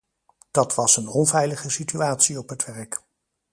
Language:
Dutch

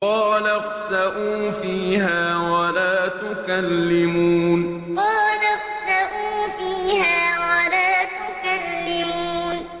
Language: Arabic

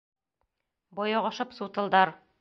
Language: Bashkir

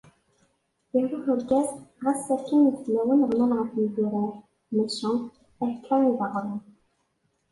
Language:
Kabyle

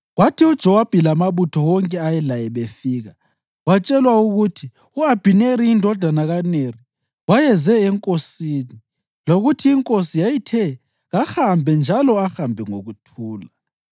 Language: North Ndebele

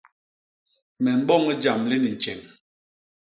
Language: Basaa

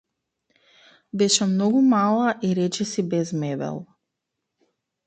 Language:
Macedonian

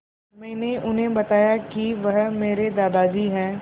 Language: Hindi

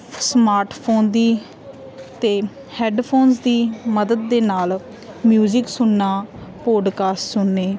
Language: Punjabi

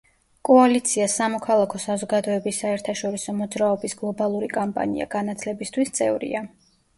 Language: Georgian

